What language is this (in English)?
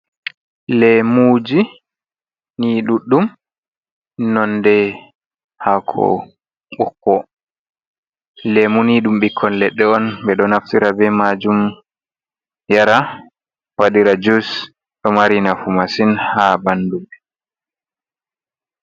Fula